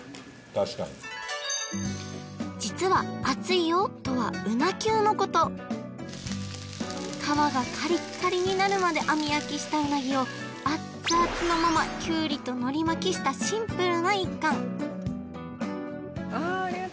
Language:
Japanese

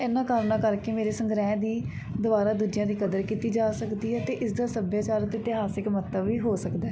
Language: Punjabi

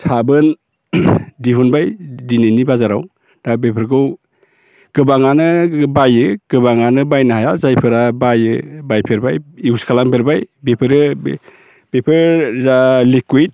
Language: Bodo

